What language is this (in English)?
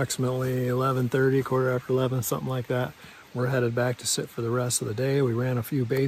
English